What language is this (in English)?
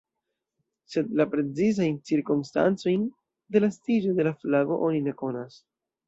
Esperanto